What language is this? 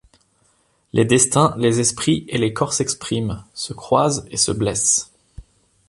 French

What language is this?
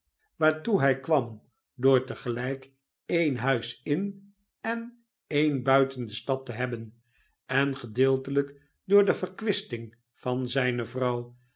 Dutch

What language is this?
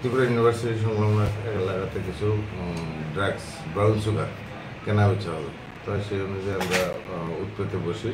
Bangla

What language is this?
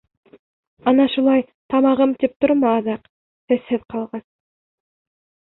Bashkir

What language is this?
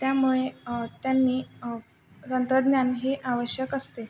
Marathi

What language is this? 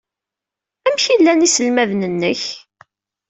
Kabyle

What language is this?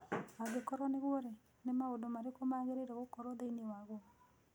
Kikuyu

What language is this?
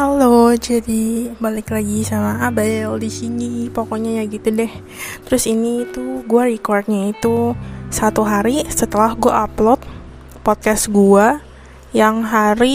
Indonesian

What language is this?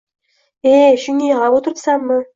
Uzbek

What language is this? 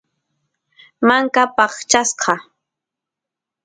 Santiago del Estero Quichua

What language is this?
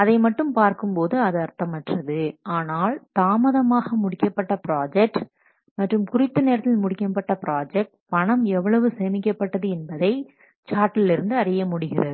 Tamil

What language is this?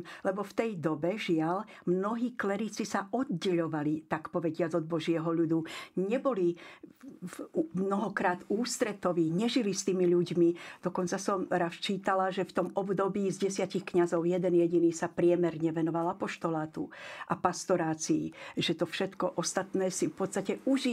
Slovak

